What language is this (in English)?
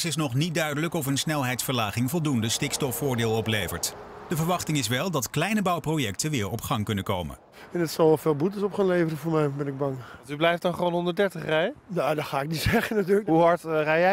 Dutch